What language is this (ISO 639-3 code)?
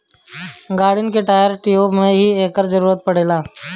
bho